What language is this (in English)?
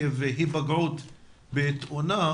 Hebrew